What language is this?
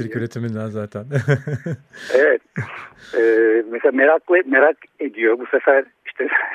Turkish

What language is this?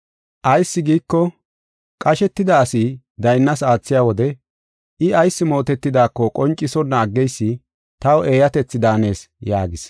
Gofa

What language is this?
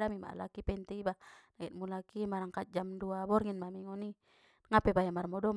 Batak Mandailing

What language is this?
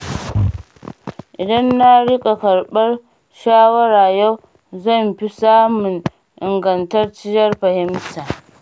Hausa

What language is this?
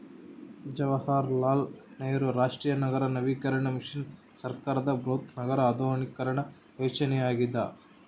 Kannada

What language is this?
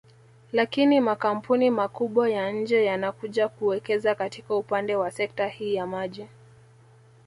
Swahili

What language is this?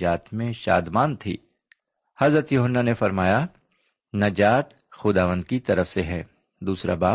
Urdu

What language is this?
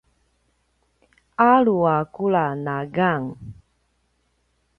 Paiwan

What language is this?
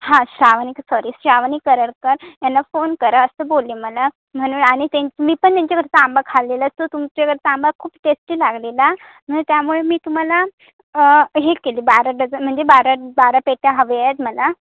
Marathi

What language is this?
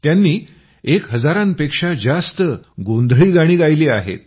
Marathi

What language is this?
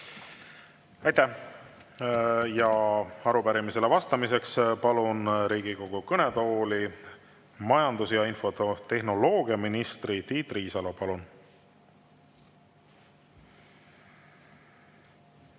Estonian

